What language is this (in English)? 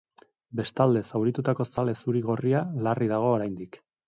Basque